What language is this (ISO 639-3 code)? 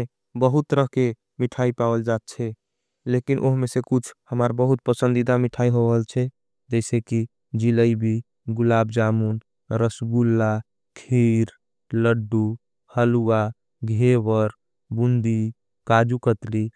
anp